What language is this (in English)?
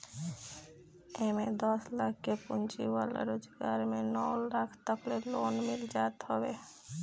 Bhojpuri